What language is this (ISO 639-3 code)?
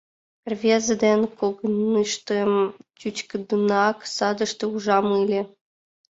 chm